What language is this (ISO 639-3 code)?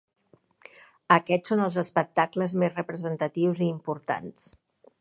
cat